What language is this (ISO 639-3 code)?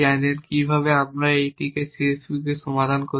ben